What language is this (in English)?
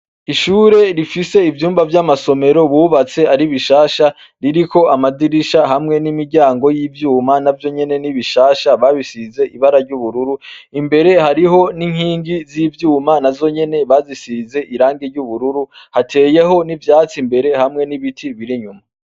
Rundi